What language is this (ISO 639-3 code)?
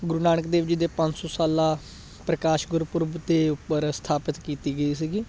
pan